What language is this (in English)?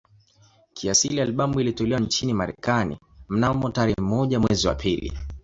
Swahili